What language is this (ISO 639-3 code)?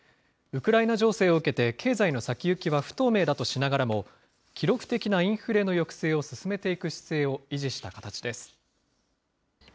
jpn